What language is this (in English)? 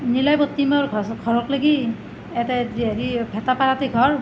Assamese